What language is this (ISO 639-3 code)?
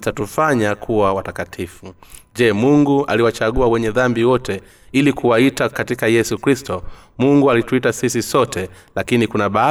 swa